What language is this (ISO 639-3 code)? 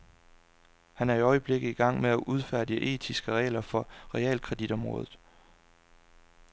dan